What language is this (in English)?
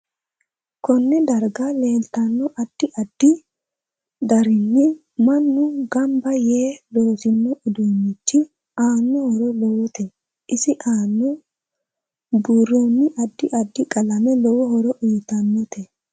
Sidamo